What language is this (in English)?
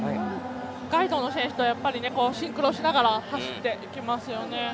Japanese